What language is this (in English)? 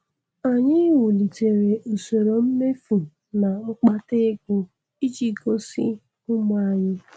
Igbo